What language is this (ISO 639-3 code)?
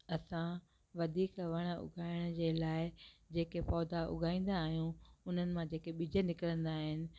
snd